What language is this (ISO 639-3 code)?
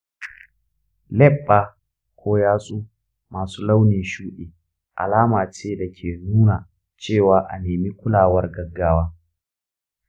hau